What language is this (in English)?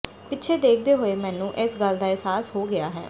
Punjabi